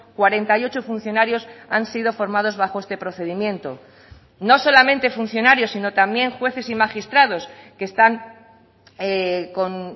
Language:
Spanish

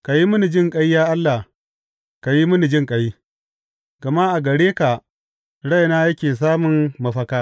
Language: Hausa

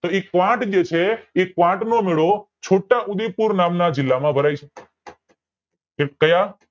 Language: Gujarati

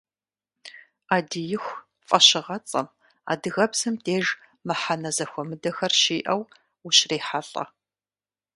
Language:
Kabardian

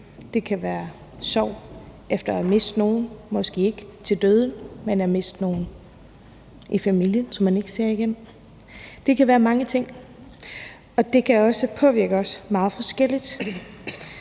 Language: Danish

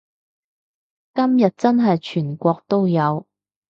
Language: Cantonese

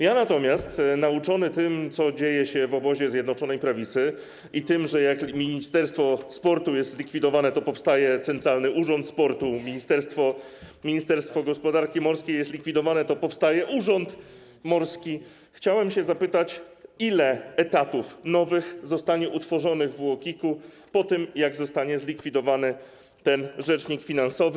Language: Polish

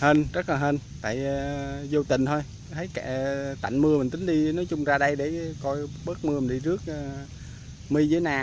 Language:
Vietnamese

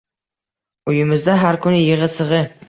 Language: Uzbek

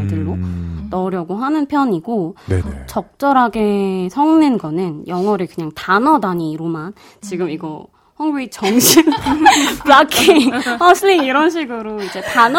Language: Korean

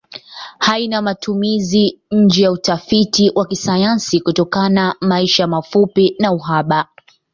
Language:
Swahili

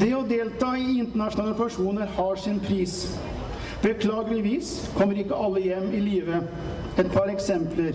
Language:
Norwegian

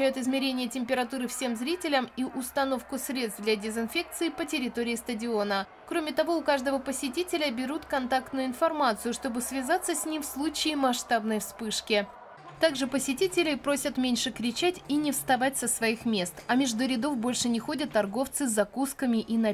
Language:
Russian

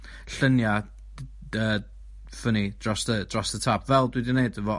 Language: Welsh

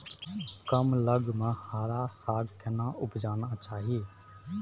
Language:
Maithili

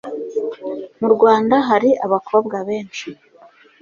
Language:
Kinyarwanda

